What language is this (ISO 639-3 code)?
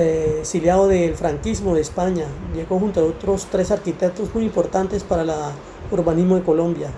spa